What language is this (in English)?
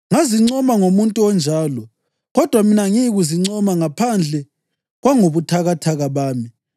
North Ndebele